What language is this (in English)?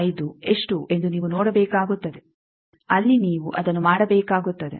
Kannada